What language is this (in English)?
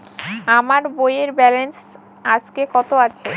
Bangla